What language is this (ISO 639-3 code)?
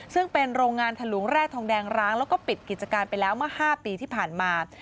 tha